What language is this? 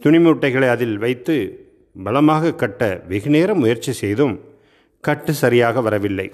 Tamil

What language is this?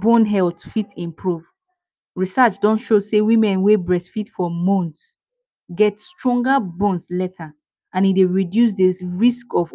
Nigerian Pidgin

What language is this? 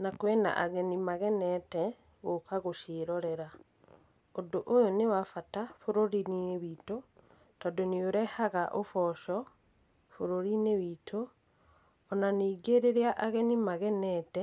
Kikuyu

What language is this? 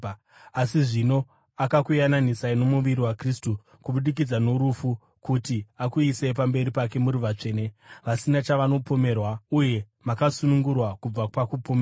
Shona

